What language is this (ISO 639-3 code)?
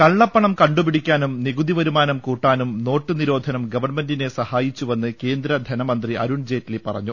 mal